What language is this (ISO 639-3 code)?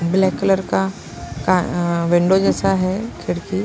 hin